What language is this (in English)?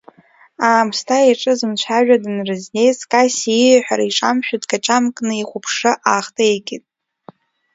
Abkhazian